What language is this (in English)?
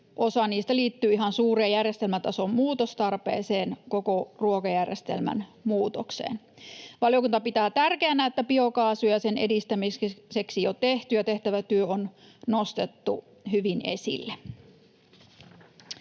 Finnish